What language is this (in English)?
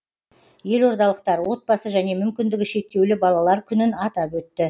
Kazakh